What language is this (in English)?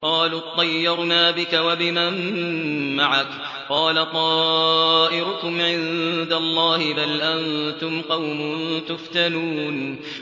Arabic